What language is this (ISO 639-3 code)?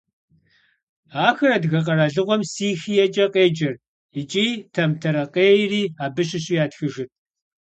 kbd